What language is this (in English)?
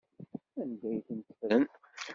Kabyle